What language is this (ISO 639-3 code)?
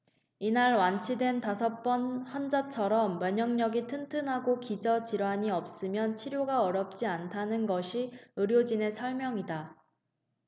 kor